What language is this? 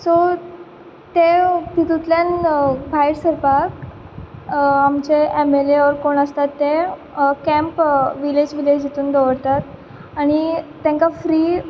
Konkani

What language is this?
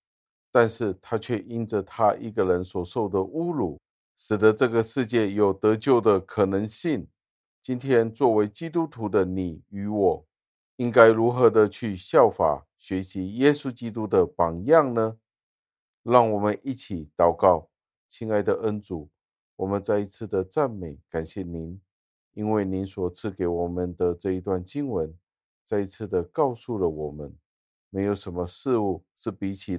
Chinese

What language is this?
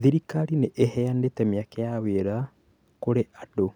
Kikuyu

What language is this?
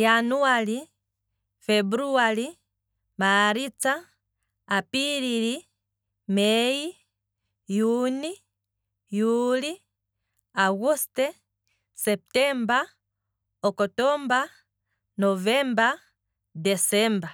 Kwambi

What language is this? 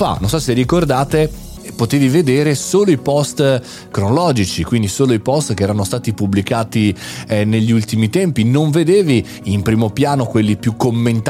Italian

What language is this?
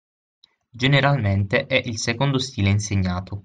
Italian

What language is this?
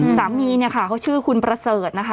Thai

